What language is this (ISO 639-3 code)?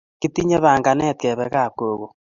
kln